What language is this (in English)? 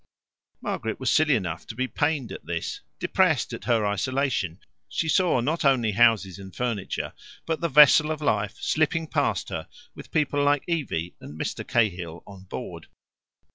English